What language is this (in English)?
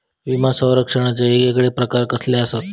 Marathi